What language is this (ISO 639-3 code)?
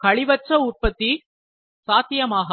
tam